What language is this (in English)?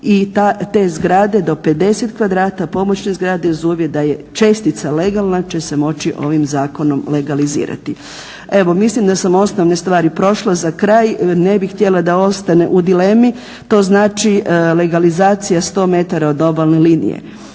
Croatian